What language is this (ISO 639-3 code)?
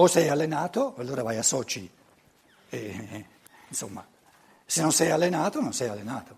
ita